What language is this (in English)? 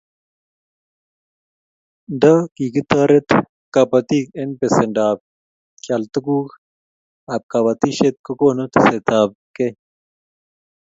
Kalenjin